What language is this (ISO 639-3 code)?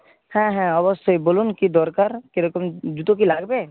ben